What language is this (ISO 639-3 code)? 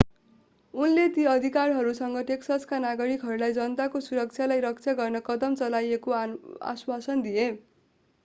nep